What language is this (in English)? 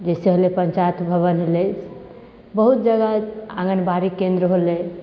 Maithili